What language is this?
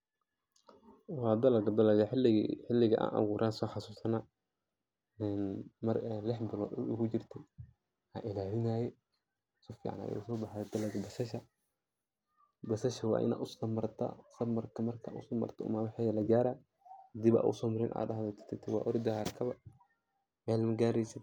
Somali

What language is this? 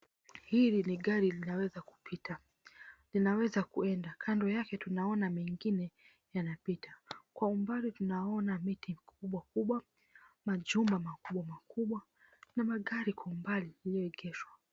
Swahili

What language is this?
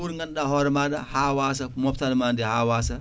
Fula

